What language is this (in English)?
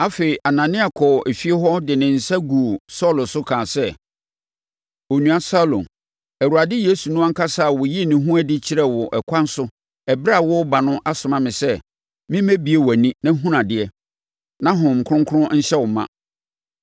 Akan